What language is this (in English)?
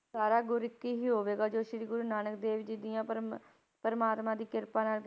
Punjabi